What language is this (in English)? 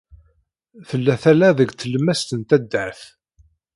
Kabyle